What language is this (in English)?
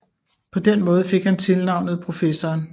Danish